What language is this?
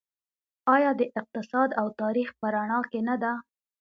Pashto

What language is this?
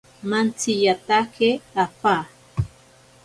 Ashéninka Perené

